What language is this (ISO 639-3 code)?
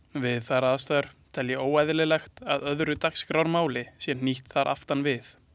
isl